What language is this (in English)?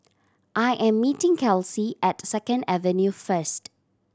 English